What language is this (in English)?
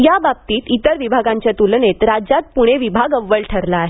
Marathi